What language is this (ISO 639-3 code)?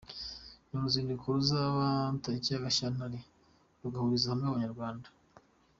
kin